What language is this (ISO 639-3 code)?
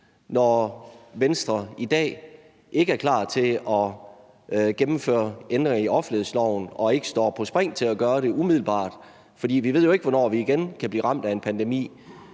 dan